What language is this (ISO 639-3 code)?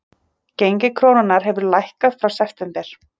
isl